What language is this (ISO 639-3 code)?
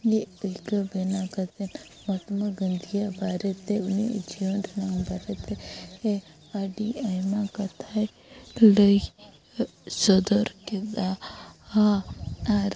sat